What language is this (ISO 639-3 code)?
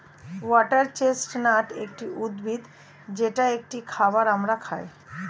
ben